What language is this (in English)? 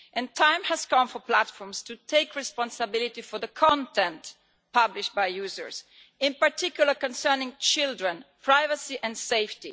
English